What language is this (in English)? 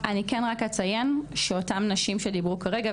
Hebrew